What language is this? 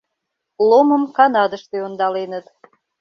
Mari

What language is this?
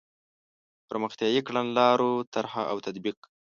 Pashto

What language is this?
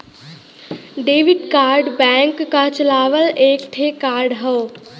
Bhojpuri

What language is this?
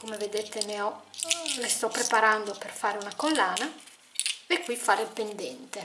Italian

